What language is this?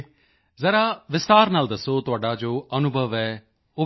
Punjabi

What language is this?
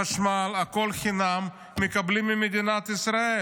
Hebrew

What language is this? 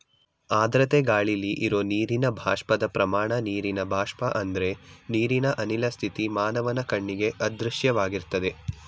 Kannada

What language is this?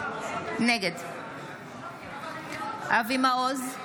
Hebrew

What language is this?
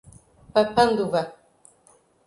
Portuguese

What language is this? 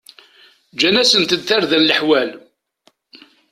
Kabyle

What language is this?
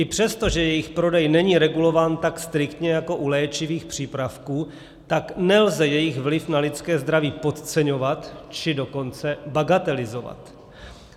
Czech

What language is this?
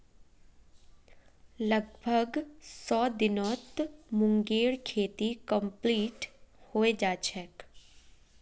Magahi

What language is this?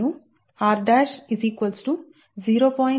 Telugu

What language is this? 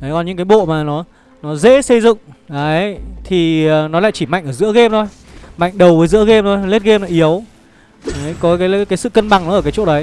Vietnamese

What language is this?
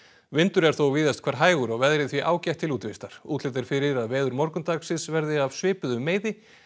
Icelandic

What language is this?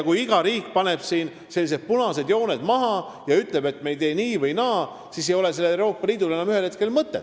Estonian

